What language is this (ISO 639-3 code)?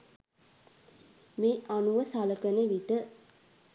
sin